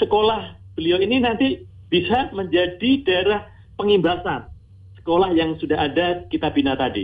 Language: Indonesian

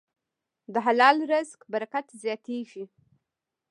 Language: Pashto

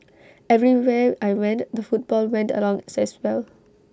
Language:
English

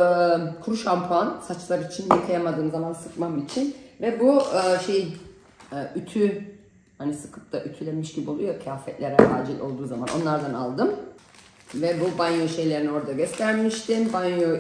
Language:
Turkish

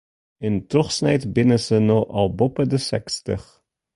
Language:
Western Frisian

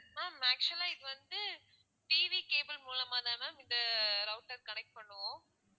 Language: Tamil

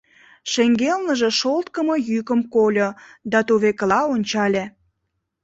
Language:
Mari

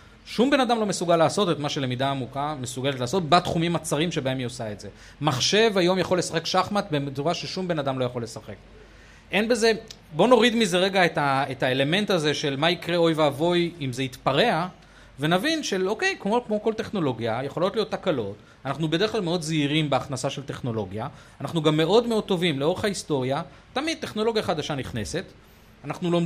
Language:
Hebrew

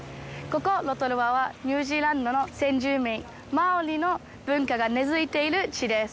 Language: Japanese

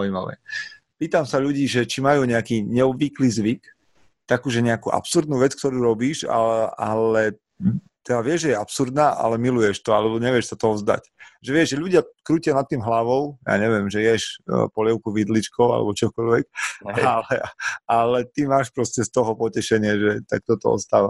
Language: Slovak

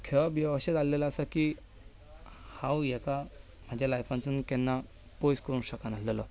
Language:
Konkani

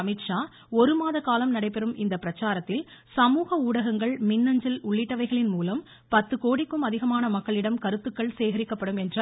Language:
Tamil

